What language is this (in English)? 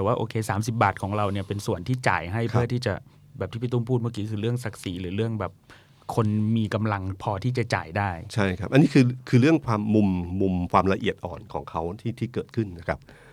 Thai